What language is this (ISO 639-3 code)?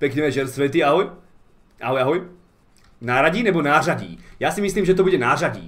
ces